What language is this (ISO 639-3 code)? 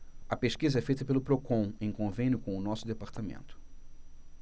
por